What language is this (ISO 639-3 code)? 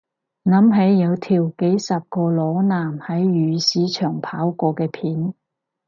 yue